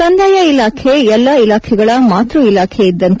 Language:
Kannada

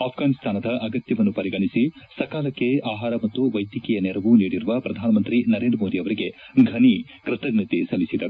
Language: Kannada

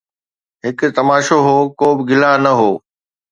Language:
Sindhi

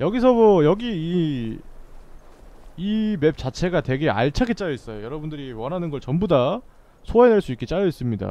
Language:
Korean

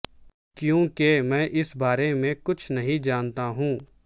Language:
Urdu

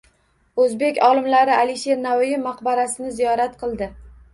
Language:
Uzbek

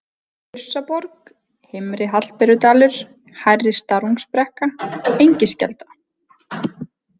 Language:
Icelandic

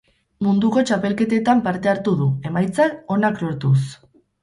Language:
Basque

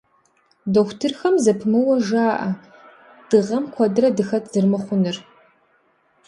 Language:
Kabardian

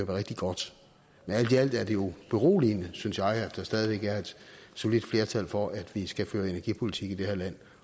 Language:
Danish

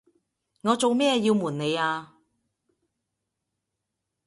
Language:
Cantonese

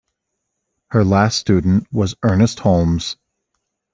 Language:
English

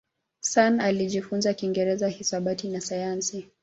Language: Swahili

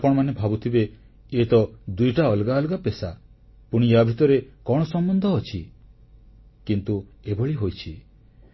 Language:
Odia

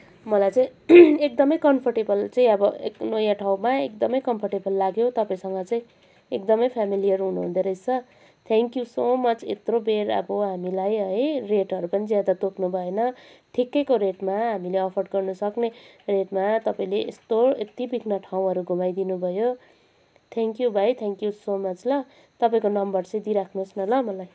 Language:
Nepali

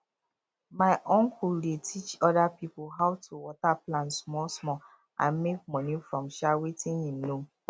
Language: Nigerian Pidgin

